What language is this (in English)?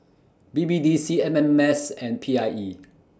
English